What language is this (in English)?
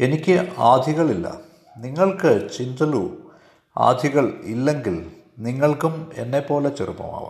Malayalam